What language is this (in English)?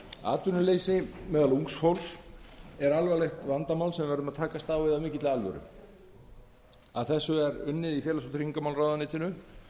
Icelandic